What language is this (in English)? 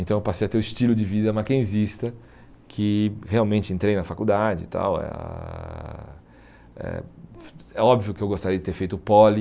Portuguese